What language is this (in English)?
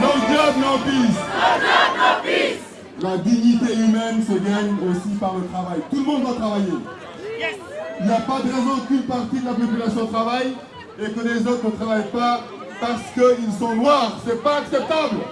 French